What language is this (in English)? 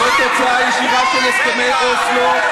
Hebrew